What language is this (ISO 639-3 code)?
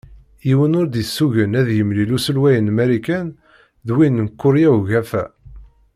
kab